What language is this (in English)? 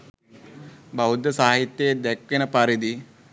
Sinhala